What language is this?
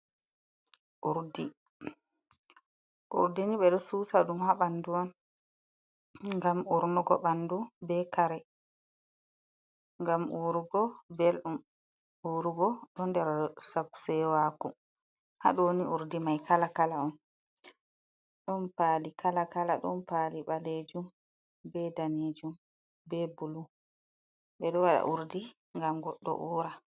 Fula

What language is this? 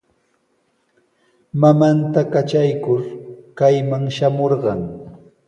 Sihuas Ancash Quechua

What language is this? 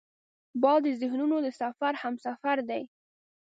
Pashto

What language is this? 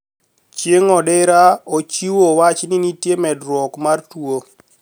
Luo (Kenya and Tanzania)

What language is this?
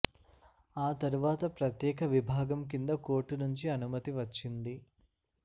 Telugu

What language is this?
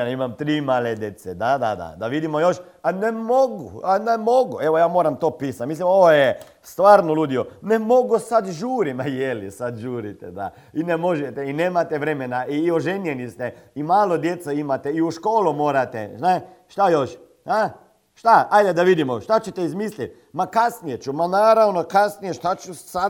Croatian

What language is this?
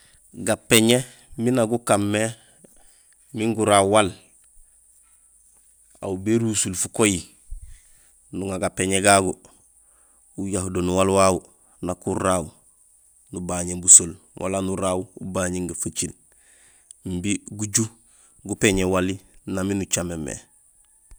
Gusilay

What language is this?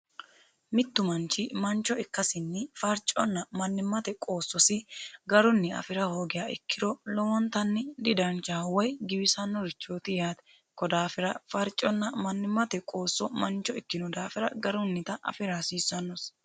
Sidamo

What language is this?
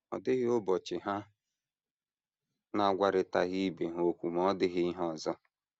Igbo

